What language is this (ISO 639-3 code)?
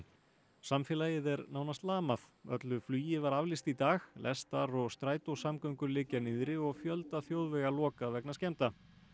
isl